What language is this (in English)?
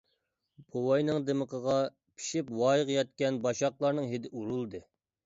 Uyghur